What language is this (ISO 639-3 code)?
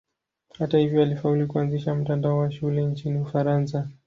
swa